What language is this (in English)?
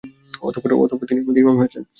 Bangla